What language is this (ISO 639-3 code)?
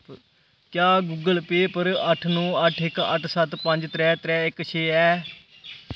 doi